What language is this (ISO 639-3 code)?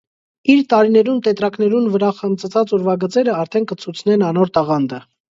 hye